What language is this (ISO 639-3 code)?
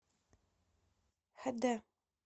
rus